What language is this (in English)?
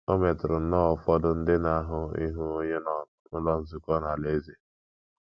Igbo